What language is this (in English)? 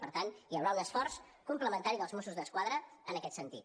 Catalan